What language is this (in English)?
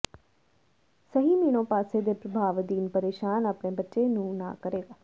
Punjabi